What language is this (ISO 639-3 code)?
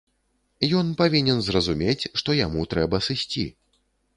bel